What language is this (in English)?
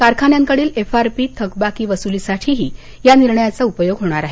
Marathi